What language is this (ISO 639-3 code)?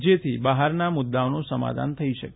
guj